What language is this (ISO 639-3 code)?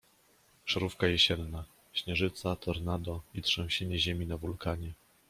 pol